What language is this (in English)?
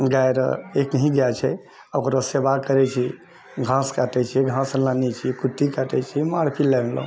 Maithili